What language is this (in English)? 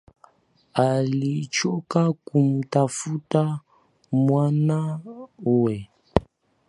Swahili